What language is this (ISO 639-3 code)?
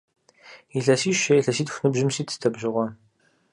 kbd